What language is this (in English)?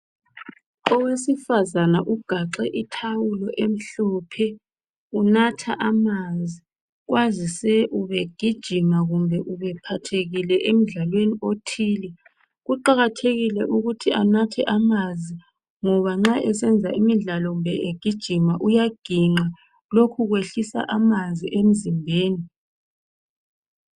North Ndebele